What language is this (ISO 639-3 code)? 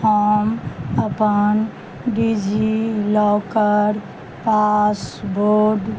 mai